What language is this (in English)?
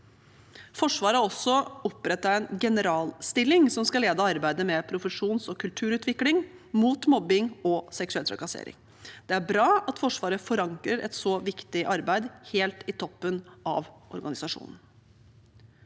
Norwegian